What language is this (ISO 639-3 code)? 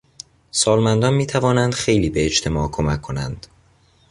fas